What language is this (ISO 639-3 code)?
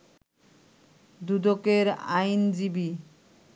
ben